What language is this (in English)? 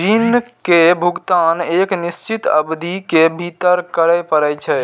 Maithili